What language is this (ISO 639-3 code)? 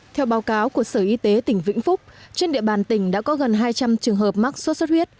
vie